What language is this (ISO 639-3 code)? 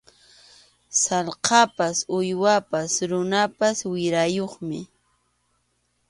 qxu